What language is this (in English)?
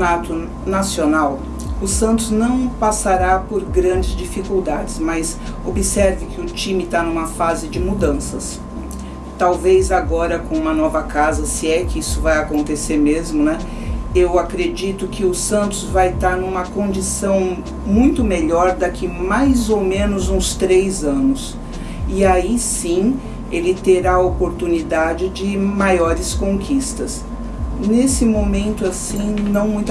Portuguese